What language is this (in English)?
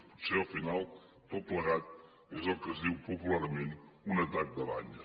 Catalan